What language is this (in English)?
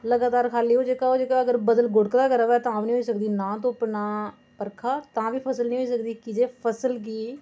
Dogri